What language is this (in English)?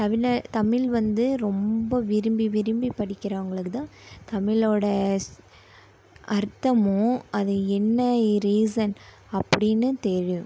Tamil